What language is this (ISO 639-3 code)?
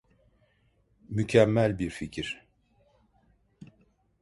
tur